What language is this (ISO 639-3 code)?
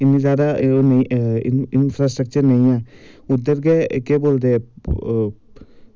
doi